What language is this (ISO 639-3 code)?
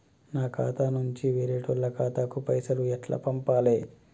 tel